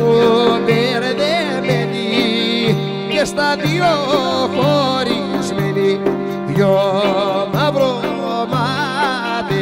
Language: Romanian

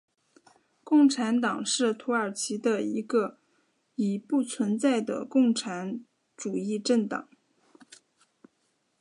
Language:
Chinese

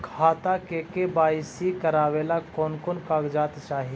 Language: Magahi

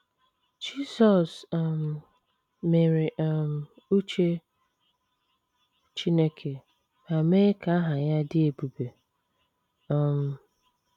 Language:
Igbo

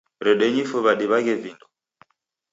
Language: Taita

